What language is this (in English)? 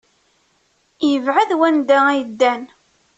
Kabyle